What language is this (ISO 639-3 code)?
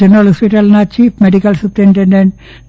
guj